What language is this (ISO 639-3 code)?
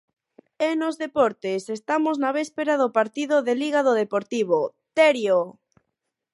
glg